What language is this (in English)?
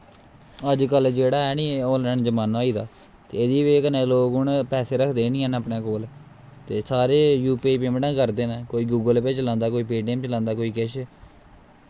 Dogri